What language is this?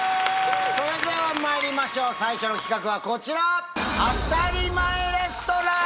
Japanese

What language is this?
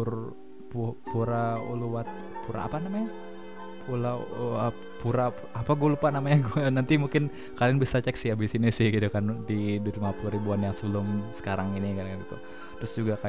Indonesian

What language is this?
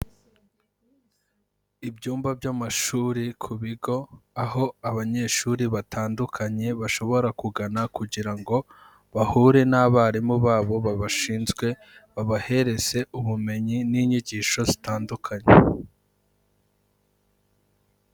Kinyarwanda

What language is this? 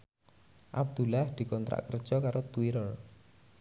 Javanese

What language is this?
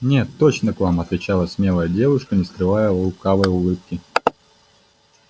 Russian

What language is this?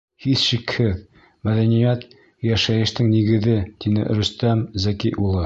Bashkir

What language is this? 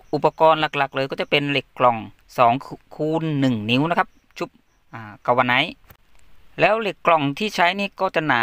Thai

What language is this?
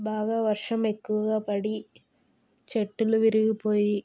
Telugu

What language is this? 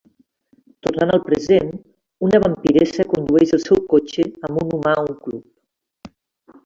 Catalan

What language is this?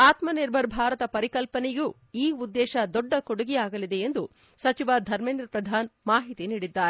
Kannada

